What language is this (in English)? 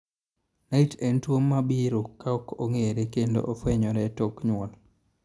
Luo (Kenya and Tanzania)